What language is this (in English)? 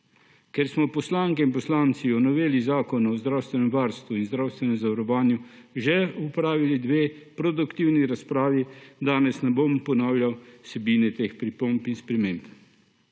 Slovenian